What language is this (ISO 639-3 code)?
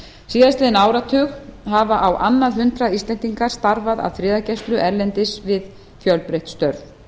isl